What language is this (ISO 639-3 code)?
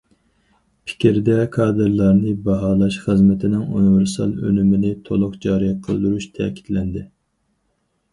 uig